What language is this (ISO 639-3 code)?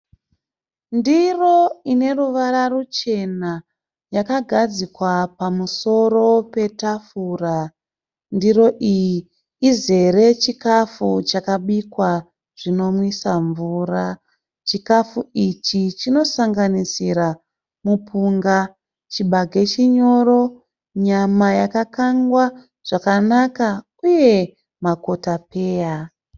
sna